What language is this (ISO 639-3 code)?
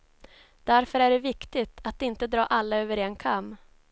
swe